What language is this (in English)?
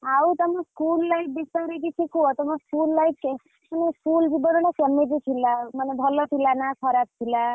Odia